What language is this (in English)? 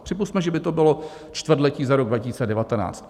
Czech